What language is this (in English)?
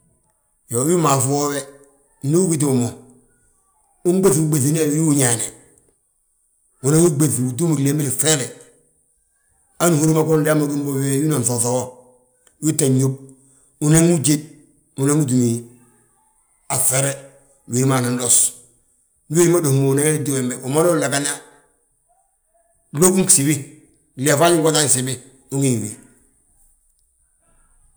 Balanta-Ganja